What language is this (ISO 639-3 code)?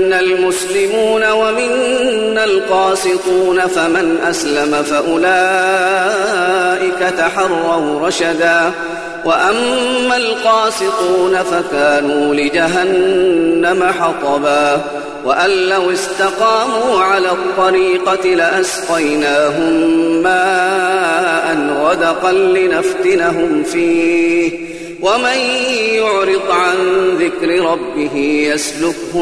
ara